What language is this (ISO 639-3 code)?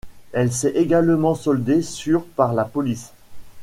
fra